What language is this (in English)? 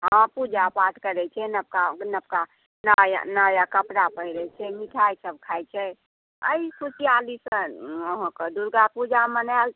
Maithili